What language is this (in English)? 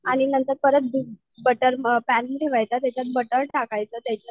Marathi